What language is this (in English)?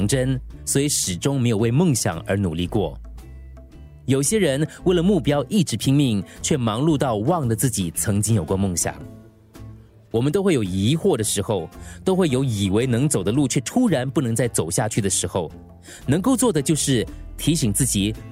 Chinese